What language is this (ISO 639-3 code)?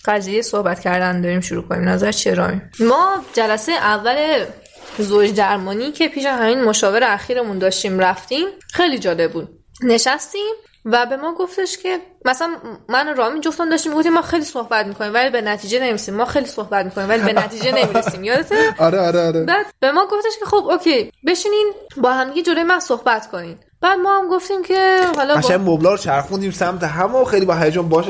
fas